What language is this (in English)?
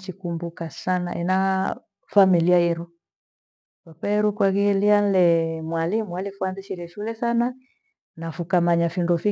Gweno